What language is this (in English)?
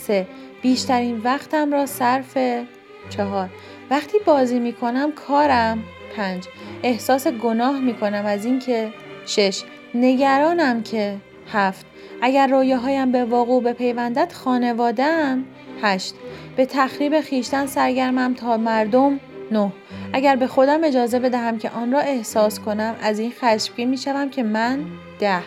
Persian